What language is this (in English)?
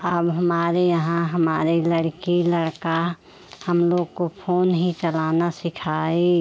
Hindi